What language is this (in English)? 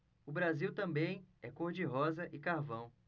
Portuguese